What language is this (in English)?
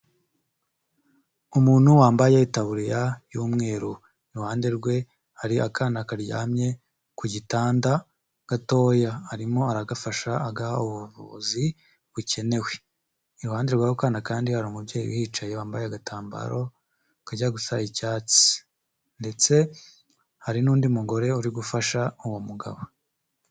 Kinyarwanda